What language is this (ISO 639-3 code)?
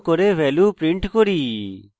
ben